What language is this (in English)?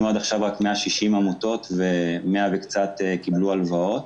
Hebrew